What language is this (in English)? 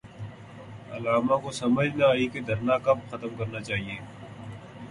Urdu